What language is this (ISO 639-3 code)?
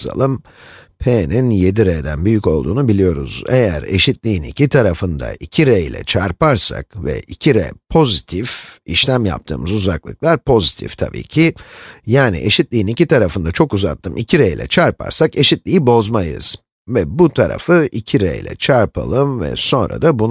tur